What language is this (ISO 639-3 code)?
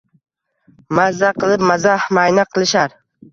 uzb